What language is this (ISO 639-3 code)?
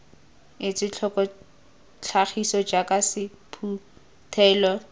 tsn